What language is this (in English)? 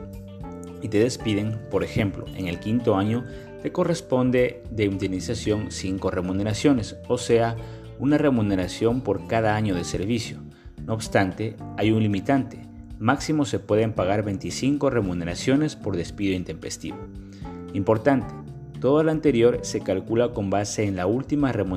Spanish